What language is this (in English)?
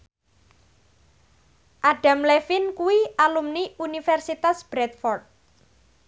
Javanese